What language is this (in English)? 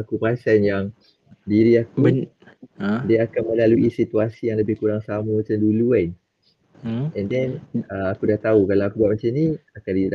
Malay